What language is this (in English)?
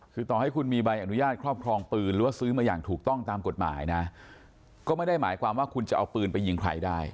Thai